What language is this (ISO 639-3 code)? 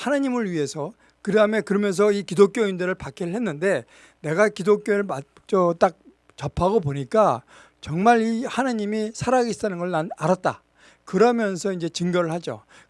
kor